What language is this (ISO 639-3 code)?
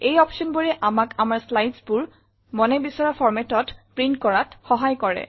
asm